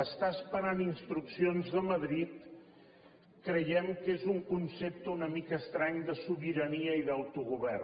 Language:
Catalan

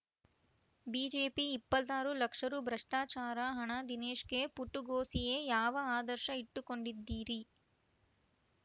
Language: Kannada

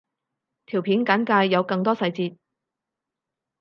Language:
Cantonese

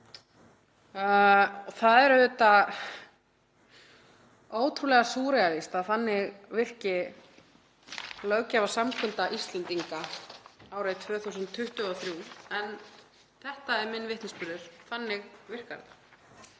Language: Icelandic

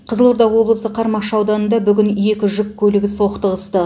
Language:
Kazakh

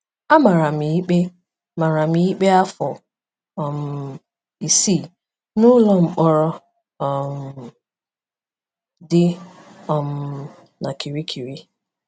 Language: Igbo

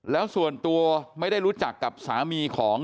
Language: Thai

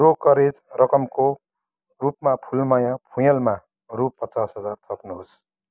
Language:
Nepali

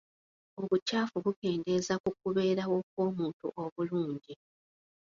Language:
Ganda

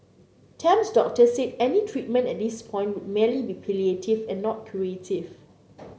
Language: English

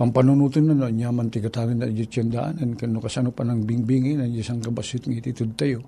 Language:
Filipino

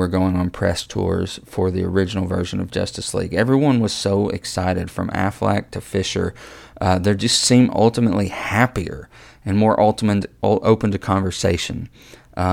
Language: English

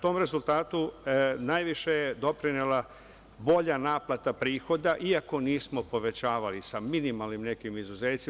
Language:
Serbian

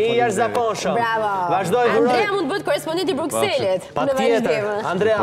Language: Romanian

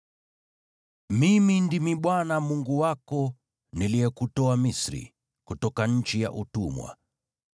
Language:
Swahili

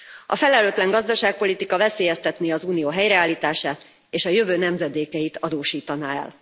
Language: Hungarian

